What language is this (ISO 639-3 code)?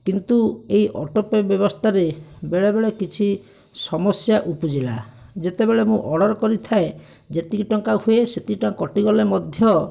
ori